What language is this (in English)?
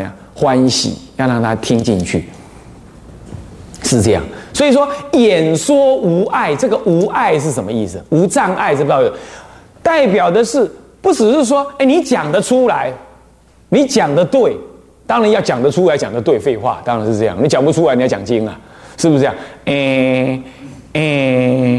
Chinese